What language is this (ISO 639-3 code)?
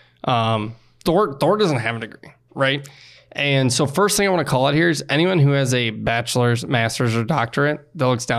eng